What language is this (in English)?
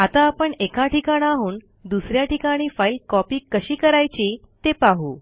Marathi